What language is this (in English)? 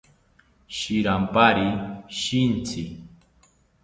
South Ucayali Ashéninka